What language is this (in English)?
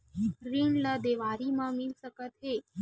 Chhattisgarhi